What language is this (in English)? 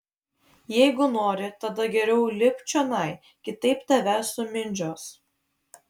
Lithuanian